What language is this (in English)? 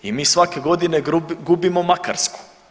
Croatian